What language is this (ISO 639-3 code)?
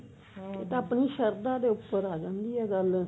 pan